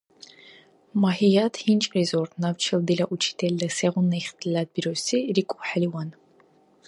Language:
Dargwa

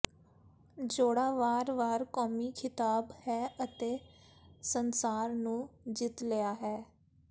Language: Punjabi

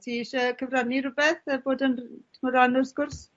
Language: Welsh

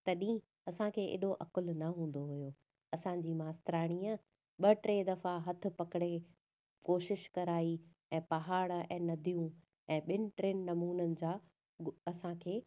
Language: Sindhi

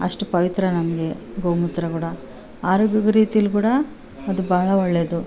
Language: Kannada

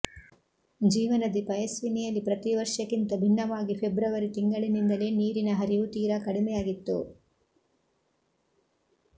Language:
Kannada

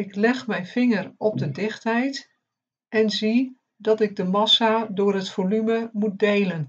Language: Dutch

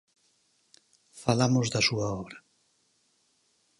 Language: Galician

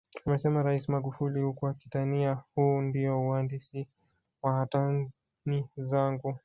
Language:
Swahili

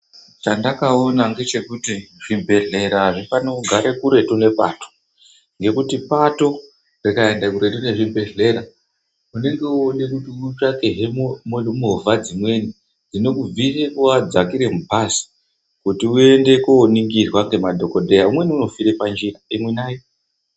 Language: Ndau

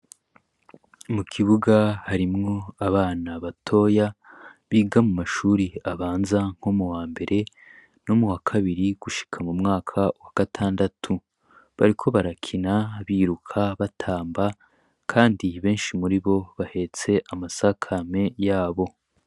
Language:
Rundi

